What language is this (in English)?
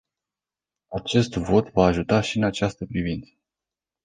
Romanian